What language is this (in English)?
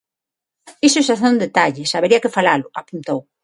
Galician